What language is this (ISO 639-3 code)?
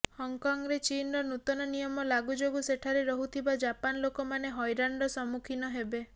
ori